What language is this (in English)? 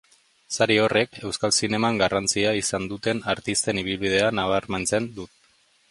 Basque